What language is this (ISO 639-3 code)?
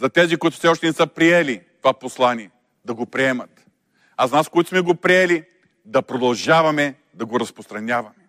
bul